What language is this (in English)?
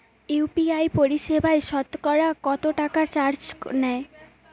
Bangla